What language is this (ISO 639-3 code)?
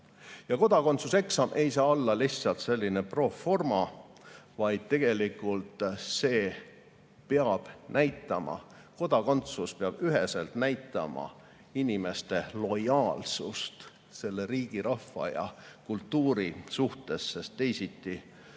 est